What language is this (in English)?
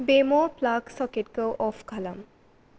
Bodo